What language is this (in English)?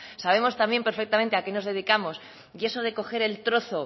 Spanish